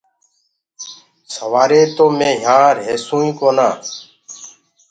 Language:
Gurgula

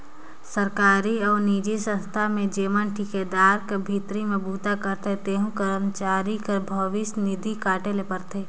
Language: Chhattisgarhi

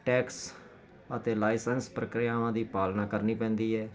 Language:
Punjabi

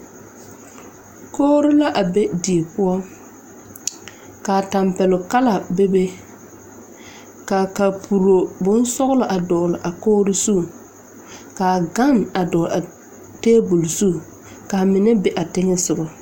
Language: Southern Dagaare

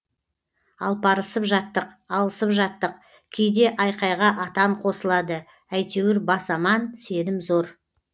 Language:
Kazakh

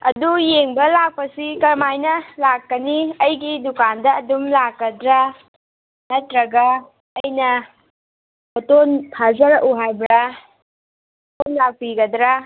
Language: Manipuri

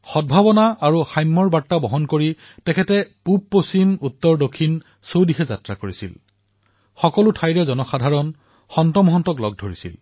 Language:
Assamese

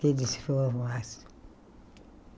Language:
Portuguese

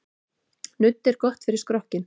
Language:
Icelandic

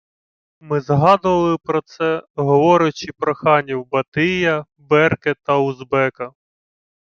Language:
Ukrainian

